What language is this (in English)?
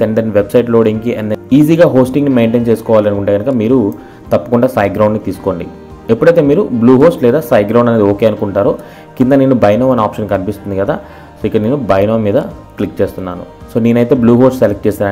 Hindi